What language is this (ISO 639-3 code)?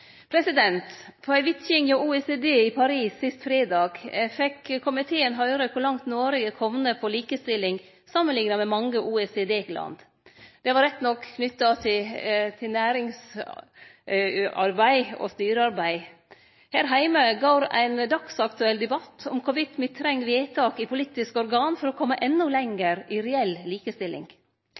nno